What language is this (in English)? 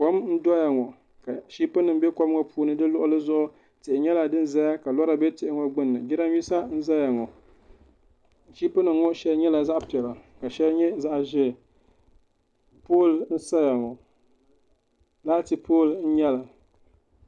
Dagbani